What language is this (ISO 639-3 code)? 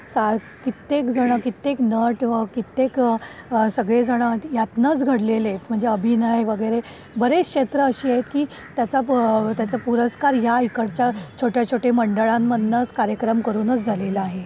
mar